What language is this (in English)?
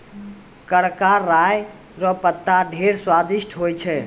Maithili